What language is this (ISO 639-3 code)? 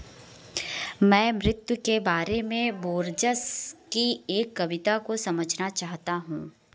hin